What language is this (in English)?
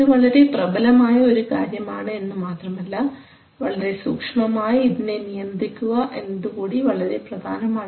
Malayalam